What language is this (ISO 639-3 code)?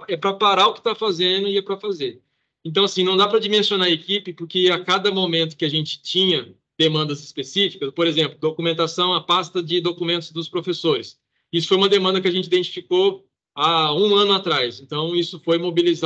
por